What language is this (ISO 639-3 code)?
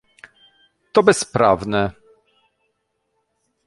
pol